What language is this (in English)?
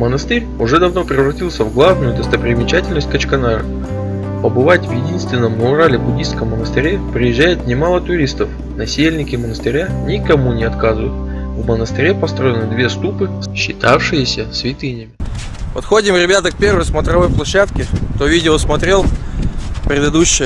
Russian